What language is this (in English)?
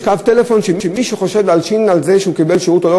Hebrew